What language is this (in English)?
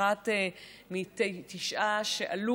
Hebrew